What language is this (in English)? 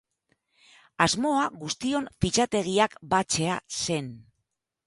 Basque